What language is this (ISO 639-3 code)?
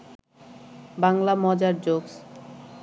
ben